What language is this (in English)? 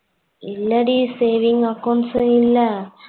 Tamil